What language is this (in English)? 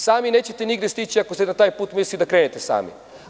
Serbian